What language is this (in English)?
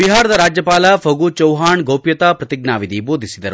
Kannada